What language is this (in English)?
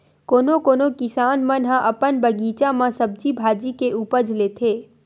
Chhattisgarhi